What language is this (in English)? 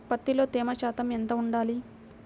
Telugu